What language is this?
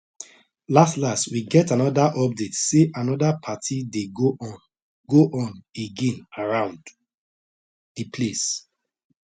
Nigerian Pidgin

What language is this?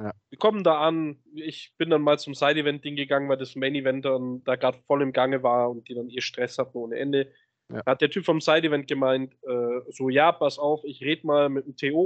German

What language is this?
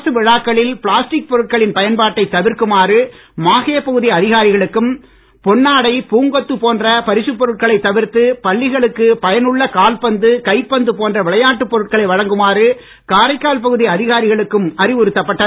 Tamil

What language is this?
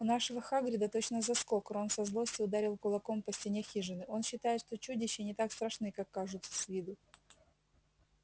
Russian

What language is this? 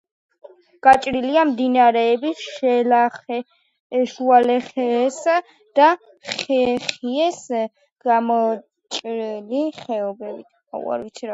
Georgian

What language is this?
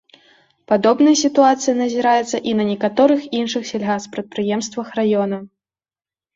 Belarusian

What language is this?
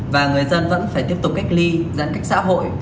Vietnamese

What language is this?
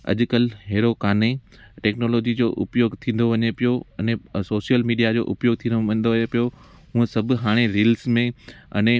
Sindhi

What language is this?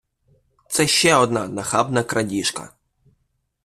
Ukrainian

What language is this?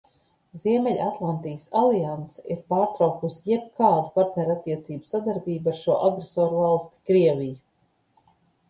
Latvian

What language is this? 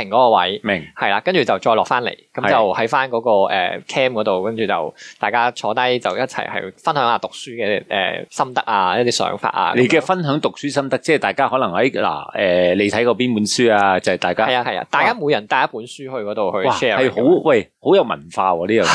Chinese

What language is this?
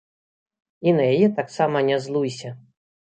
Belarusian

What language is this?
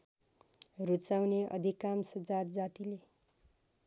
Nepali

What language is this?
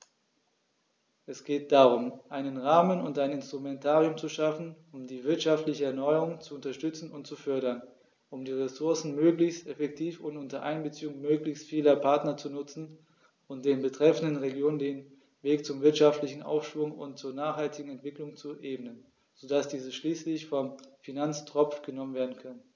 German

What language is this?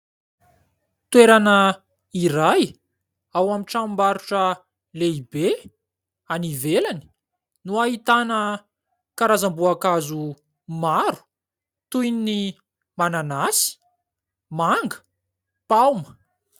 Malagasy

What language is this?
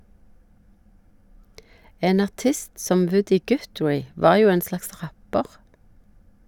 Norwegian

